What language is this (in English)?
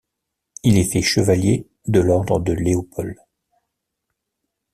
French